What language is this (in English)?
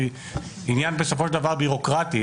Hebrew